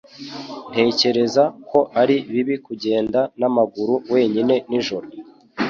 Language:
Kinyarwanda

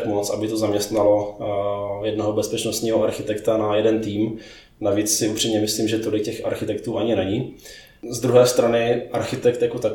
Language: Czech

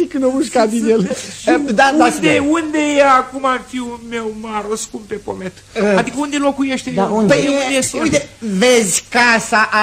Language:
Romanian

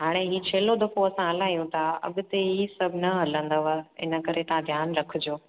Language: Sindhi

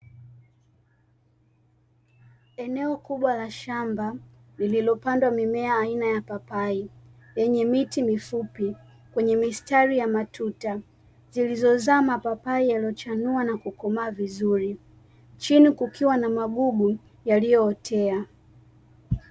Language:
Swahili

